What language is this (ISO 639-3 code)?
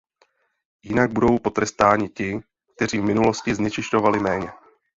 ces